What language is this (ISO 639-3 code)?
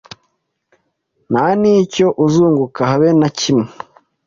kin